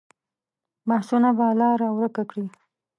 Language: Pashto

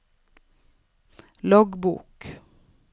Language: Norwegian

